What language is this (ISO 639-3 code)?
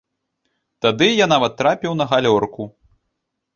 bel